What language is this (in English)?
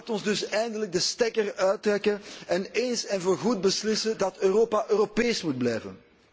Dutch